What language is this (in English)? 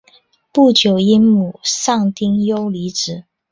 Chinese